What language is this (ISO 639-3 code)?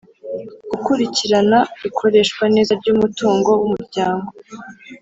kin